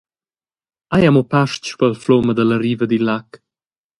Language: Romansh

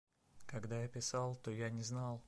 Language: Russian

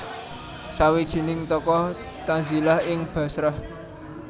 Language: Javanese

